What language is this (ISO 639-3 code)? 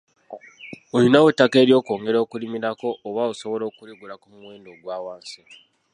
lug